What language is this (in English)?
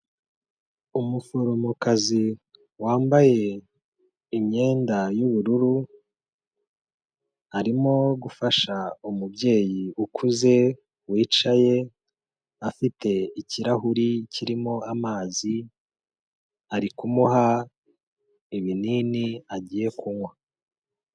Kinyarwanda